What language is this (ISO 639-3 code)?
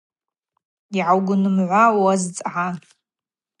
abq